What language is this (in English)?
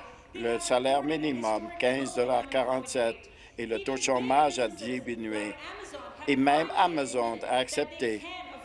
French